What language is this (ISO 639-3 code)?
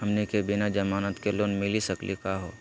mag